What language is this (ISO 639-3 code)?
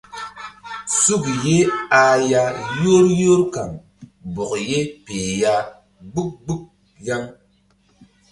mdd